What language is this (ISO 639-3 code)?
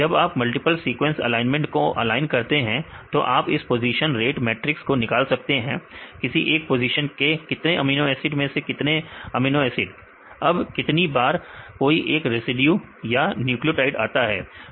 hin